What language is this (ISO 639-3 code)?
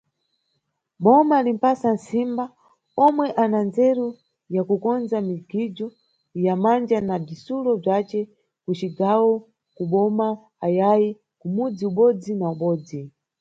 nyu